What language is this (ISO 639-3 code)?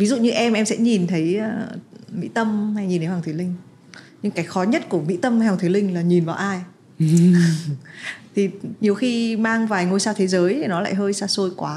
vie